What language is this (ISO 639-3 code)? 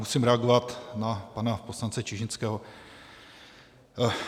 ces